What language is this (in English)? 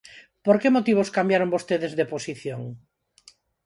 Galician